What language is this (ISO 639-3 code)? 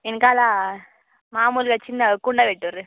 tel